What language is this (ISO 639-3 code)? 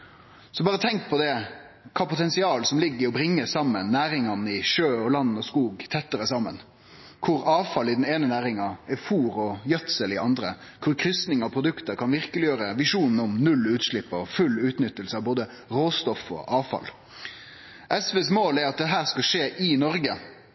nno